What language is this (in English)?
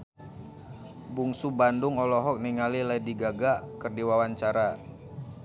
Sundanese